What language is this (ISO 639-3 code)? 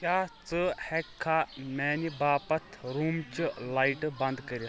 kas